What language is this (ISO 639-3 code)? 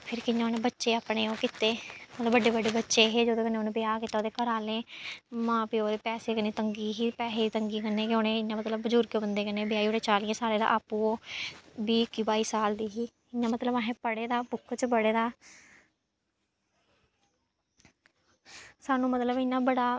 doi